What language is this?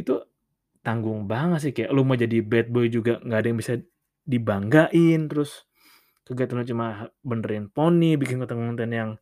Indonesian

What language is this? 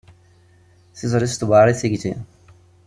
Kabyle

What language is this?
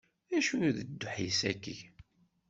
Kabyle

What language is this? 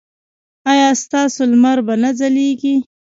Pashto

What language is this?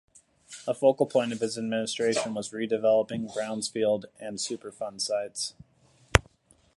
English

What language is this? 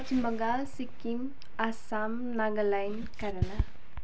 Nepali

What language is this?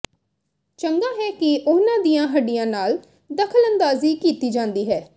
Punjabi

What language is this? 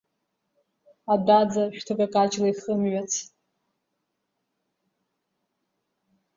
Abkhazian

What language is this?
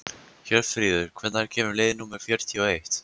Icelandic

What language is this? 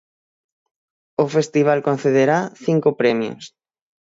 Galician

